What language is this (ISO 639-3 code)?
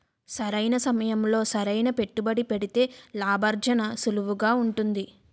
tel